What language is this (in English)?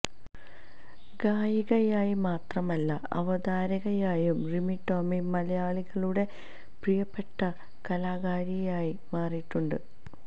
Malayalam